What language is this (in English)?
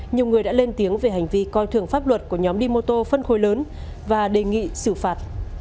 Vietnamese